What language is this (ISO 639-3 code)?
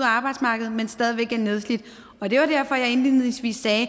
dan